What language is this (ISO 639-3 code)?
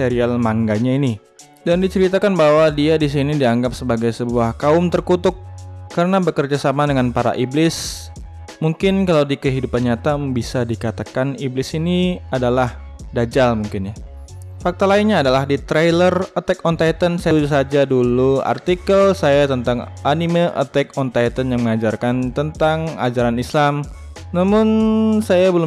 ind